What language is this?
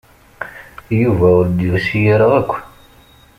Kabyle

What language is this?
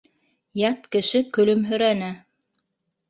Bashkir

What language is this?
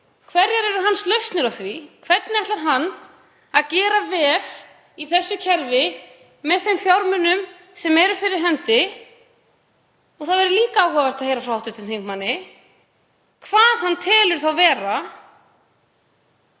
Icelandic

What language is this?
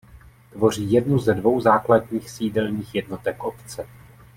Czech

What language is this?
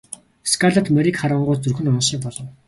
Mongolian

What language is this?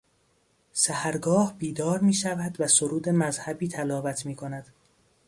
Persian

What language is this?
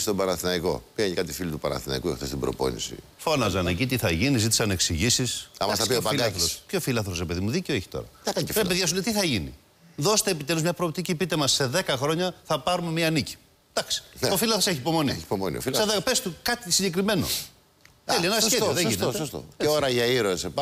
Greek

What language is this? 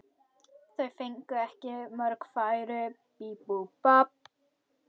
Icelandic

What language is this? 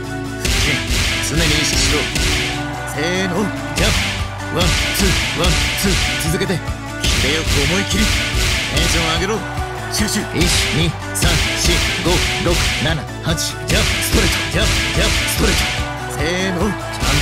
Japanese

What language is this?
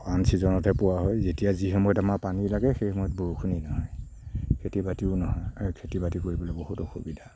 Assamese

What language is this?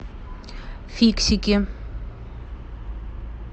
Russian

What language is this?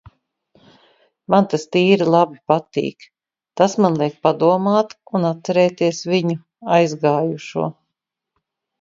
Latvian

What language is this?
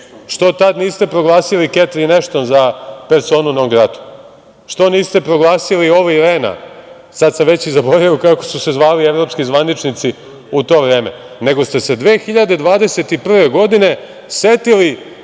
Serbian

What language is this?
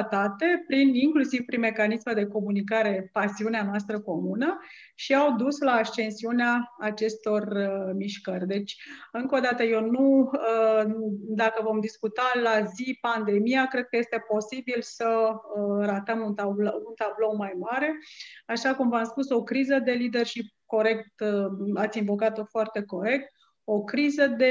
Romanian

